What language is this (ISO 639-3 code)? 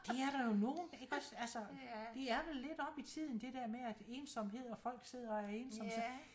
dan